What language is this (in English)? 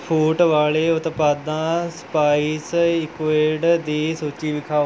Punjabi